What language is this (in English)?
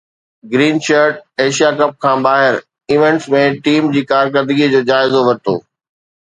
Sindhi